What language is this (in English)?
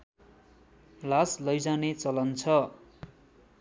Nepali